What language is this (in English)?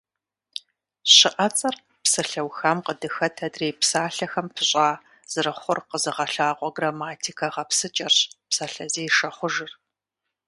Kabardian